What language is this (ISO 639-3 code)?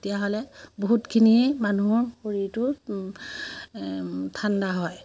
asm